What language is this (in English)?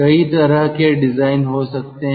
Hindi